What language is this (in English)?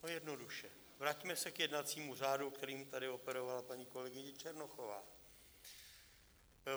Czech